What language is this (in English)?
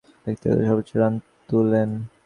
Bangla